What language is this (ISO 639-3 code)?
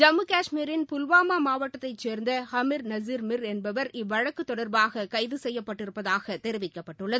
tam